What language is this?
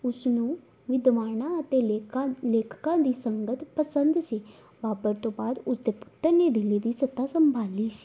Punjabi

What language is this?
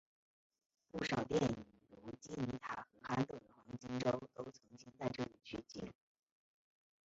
Chinese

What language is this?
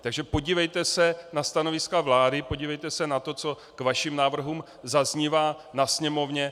Czech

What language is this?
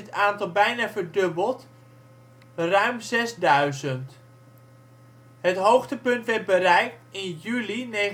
Dutch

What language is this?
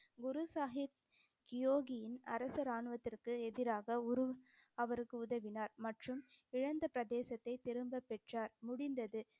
Tamil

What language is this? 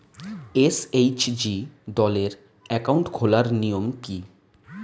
Bangla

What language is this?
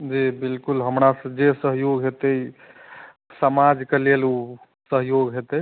Maithili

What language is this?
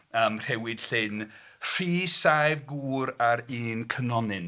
Welsh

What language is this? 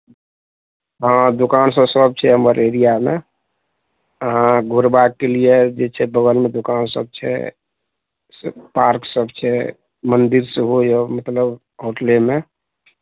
Maithili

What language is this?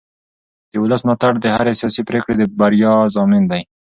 Pashto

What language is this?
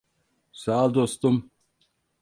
Turkish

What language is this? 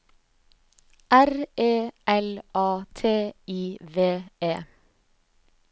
Norwegian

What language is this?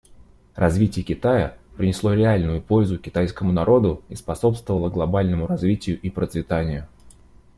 Russian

